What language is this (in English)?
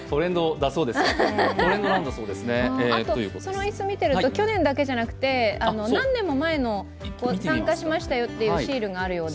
Japanese